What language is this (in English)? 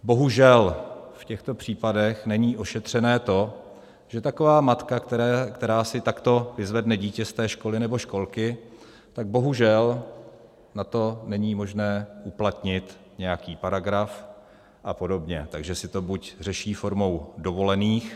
Czech